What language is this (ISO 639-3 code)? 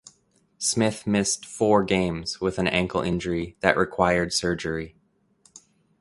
eng